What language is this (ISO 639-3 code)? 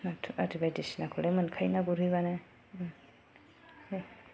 brx